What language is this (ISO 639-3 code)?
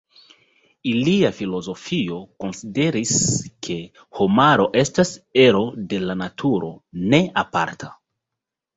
epo